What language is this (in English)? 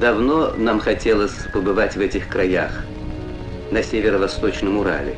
Russian